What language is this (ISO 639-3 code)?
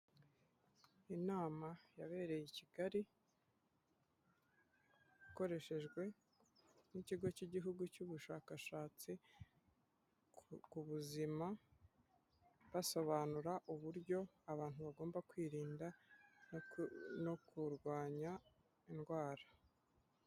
kin